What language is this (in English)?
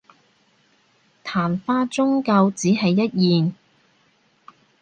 Cantonese